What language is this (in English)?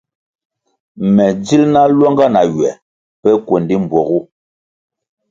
Kwasio